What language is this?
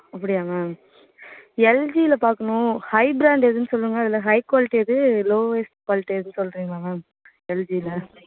Tamil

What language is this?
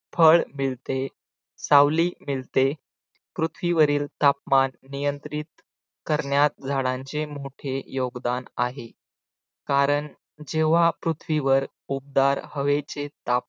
Marathi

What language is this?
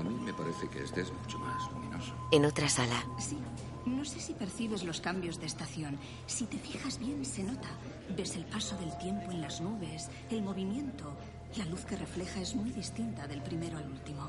Spanish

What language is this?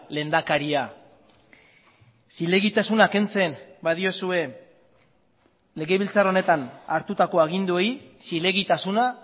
Basque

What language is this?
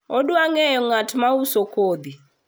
Luo (Kenya and Tanzania)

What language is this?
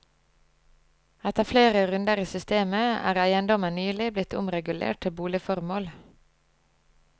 Norwegian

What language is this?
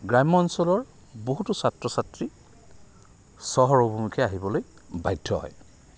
Assamese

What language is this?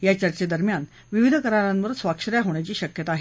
Marathi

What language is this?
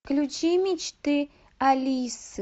Russian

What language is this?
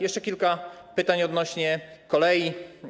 Polish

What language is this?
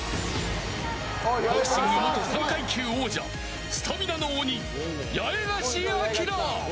Japanese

